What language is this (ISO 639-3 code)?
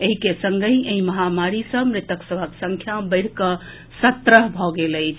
mai